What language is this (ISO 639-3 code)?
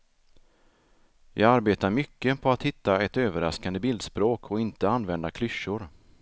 swe